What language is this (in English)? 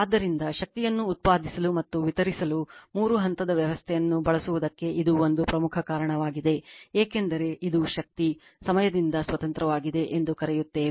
Kannada